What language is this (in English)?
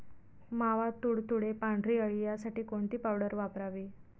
Marathi